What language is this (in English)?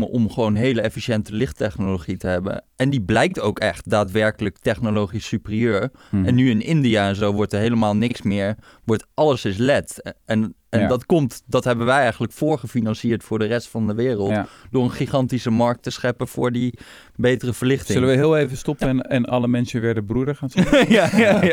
Dutch